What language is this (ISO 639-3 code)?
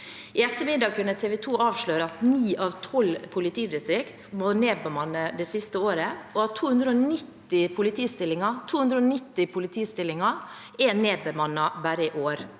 nor